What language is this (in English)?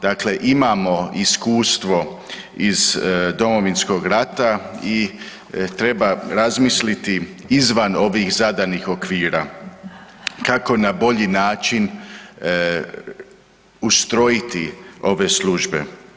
Croatian